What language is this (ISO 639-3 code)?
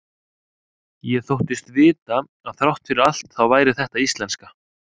isl